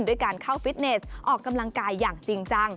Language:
Thai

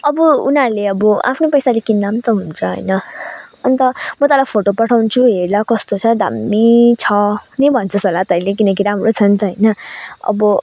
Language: Nepali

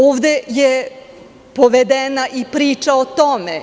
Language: Serbian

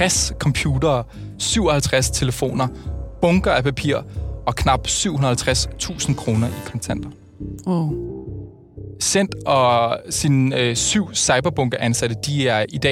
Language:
Danish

